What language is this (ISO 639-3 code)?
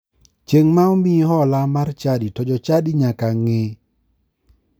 luo